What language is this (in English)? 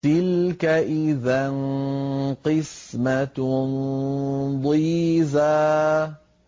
Arabic